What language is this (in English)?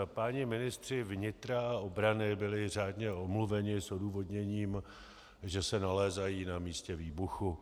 Czech